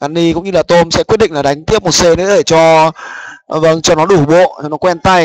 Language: Vietnamese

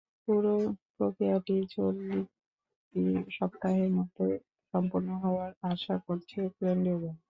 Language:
Bangla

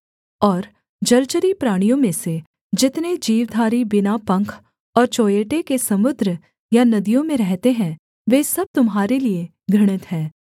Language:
Hindi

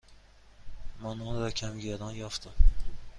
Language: Persian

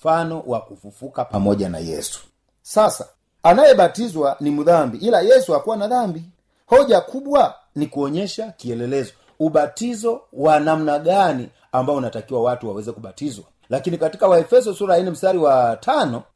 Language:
Swahili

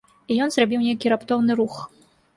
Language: Belarusian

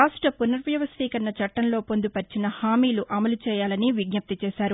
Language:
Telugu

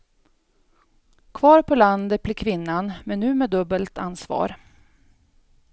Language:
Swedish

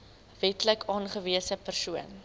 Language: Afrikaans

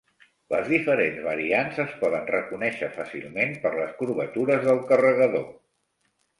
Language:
Catalan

